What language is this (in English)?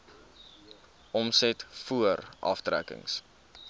Afrikaans